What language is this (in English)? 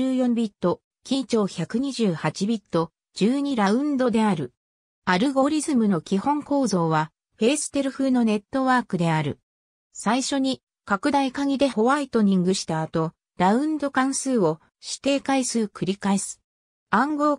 Japanese